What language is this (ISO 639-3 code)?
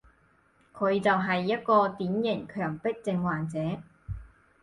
yue